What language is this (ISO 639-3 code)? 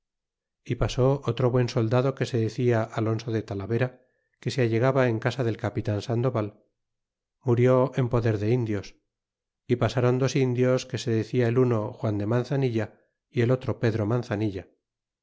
spa